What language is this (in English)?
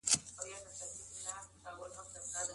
Pashto